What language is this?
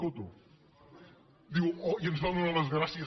Catalan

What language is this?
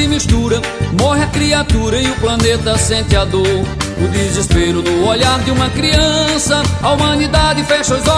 Portuguese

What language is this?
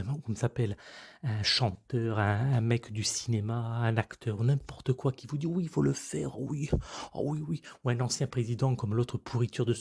French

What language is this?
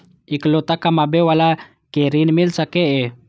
Maithili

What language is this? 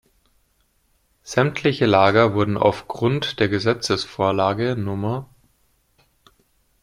German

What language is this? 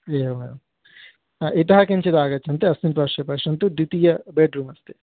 Sanskrit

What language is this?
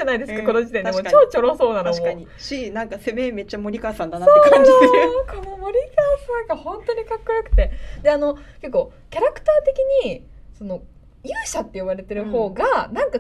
Japanese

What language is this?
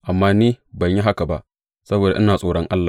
Hausa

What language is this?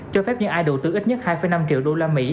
Vietnamese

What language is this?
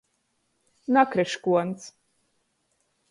Latgalian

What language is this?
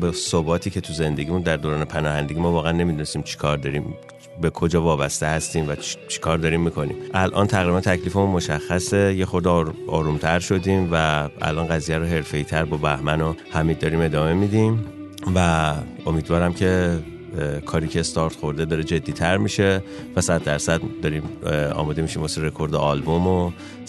Persian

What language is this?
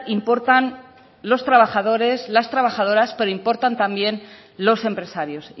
Spanish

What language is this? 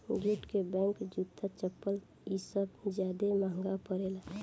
Bhojpuri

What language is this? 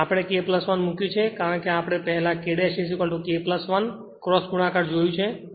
Gujarati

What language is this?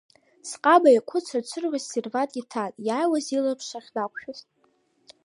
Abkhazian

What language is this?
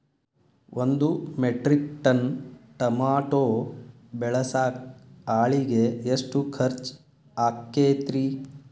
Kannada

